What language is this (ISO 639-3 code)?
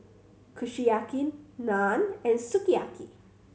eng